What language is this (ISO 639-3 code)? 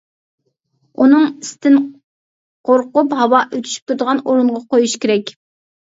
uig